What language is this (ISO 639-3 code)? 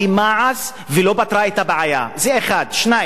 heb